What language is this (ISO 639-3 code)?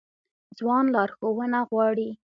pus